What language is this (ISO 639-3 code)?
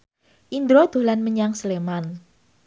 jav